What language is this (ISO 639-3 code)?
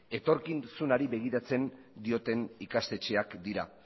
eus